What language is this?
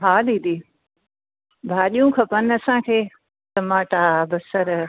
Sindhi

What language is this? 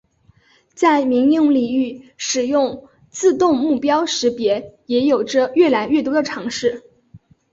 Chinese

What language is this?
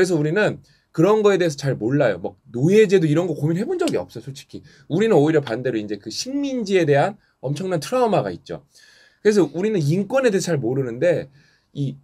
Korean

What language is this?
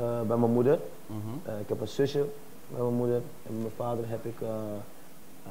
Dutch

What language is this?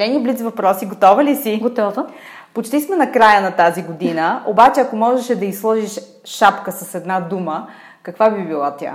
Bulgarian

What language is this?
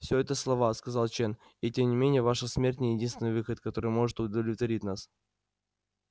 Russian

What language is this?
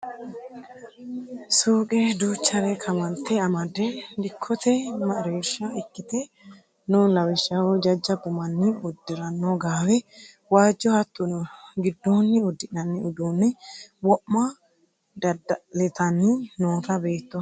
Sidamo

